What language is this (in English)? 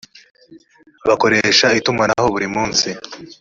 Kinyarwanda